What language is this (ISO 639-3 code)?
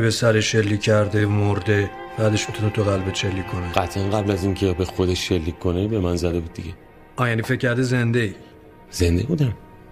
fas